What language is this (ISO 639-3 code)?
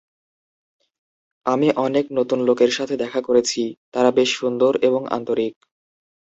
ben